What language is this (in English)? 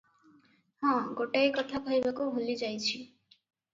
Odia